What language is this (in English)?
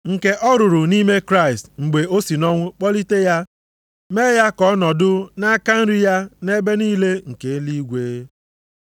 Igbo